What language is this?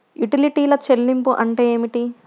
Telugu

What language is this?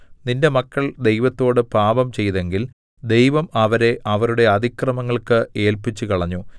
Malayalam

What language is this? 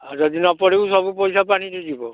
Odia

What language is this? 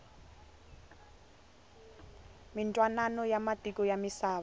Tsonga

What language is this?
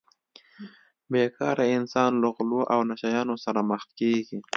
Pashto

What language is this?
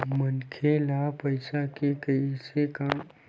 Chhattisgarhi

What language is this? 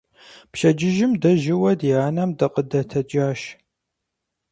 Kabardian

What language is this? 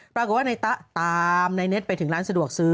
Thai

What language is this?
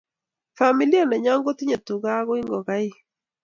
Kalenjin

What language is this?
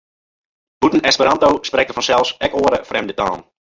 Western Frisian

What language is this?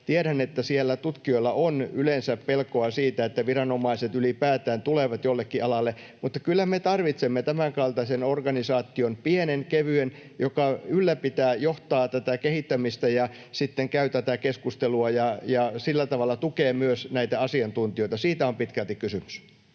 Finnish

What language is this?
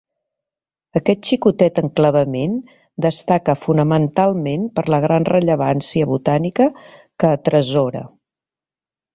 Catalan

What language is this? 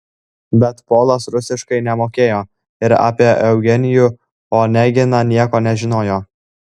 Lithuanian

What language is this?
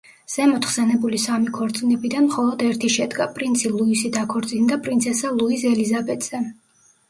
Georgian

